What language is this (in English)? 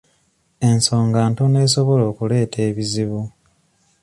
Ganda